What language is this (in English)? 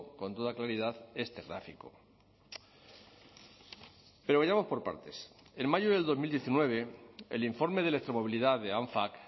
Spanish